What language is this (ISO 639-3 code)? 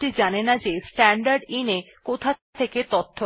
ben